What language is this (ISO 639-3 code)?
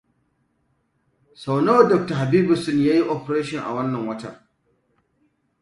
hau